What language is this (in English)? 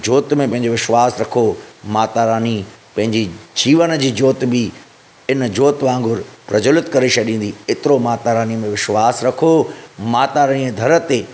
Sindhi